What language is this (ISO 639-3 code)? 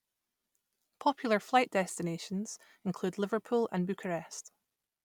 eng